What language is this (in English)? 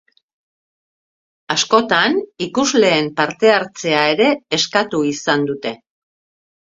Basque